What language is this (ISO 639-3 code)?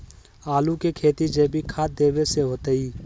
mag